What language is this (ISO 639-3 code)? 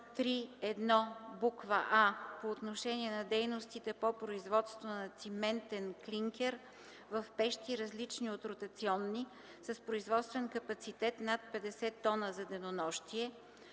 bul